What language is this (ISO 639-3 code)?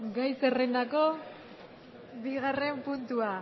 eus